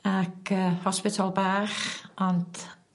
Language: Welsh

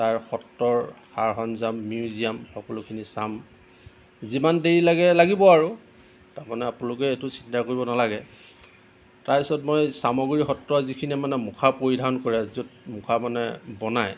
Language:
Assamese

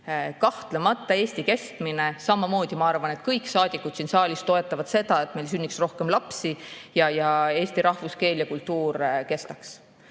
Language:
Estonian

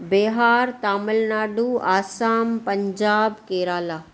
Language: Sindhi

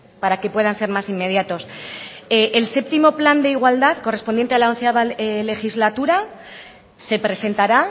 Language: Spanish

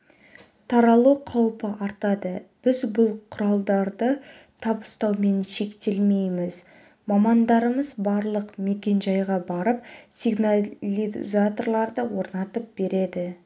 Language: Kazakh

